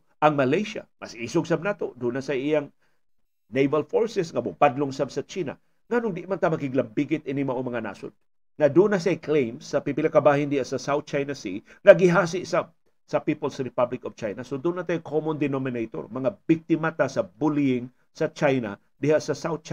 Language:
Filipino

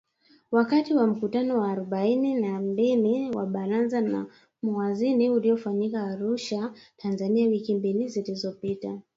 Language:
Swahili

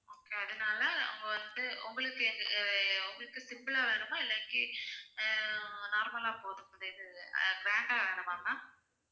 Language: Tamil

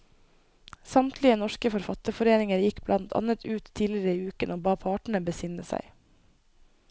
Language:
Norwegian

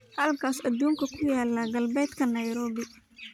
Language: Somali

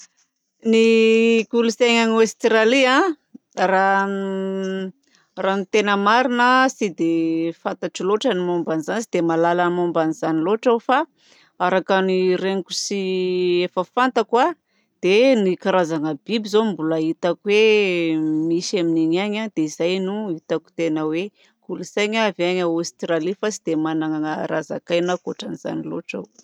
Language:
Southern Betsimisaraka Malagasy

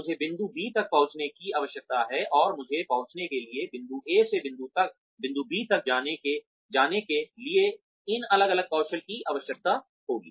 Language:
Hindi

